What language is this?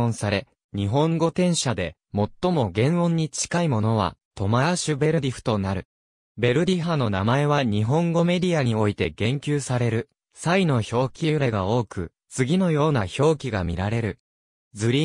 Japanese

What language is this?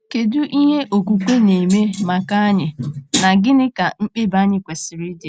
Igbo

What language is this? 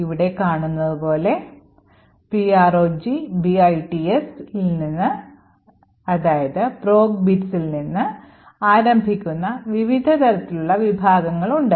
Malayalam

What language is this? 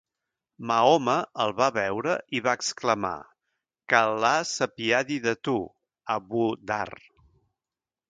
Catalan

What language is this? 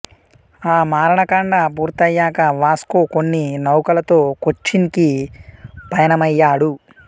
Telugu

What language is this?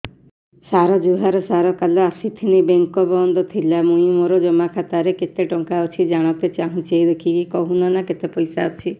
Odia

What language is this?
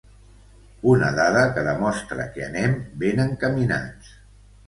Catalan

